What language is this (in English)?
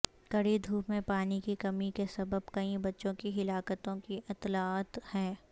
Urdu